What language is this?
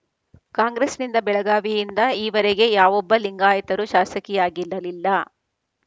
Kannada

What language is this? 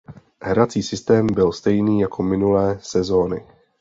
Czech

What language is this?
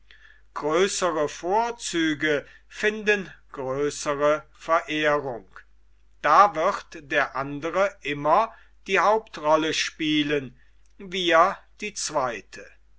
German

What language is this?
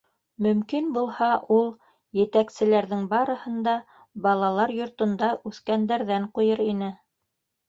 Bashkir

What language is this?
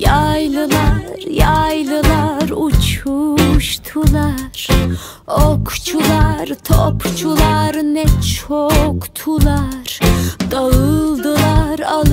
Thai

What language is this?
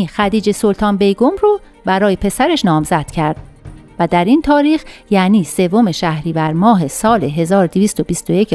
Persian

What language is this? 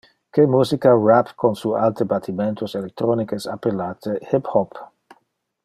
Interlingua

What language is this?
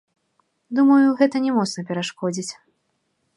Belarusian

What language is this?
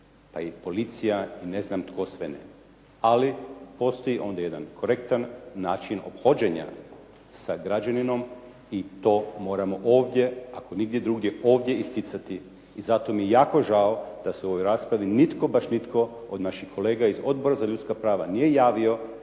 Croatian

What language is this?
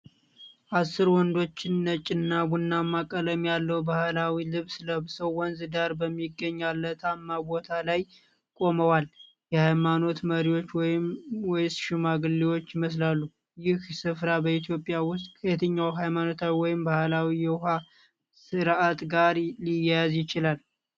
Amharic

